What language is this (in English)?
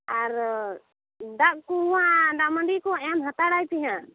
Santali